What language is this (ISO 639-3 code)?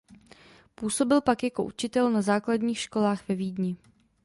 ces